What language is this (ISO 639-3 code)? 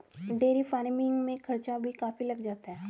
hin